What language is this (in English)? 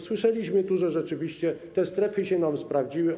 Polish